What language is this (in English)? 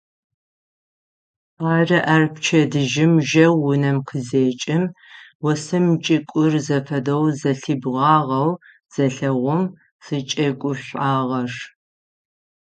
Adyghe